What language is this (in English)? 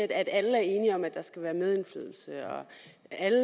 Danish